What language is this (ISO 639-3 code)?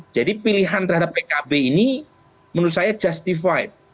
ind